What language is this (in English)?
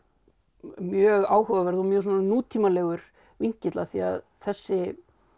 Icelandic